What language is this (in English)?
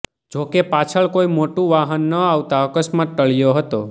Gujarati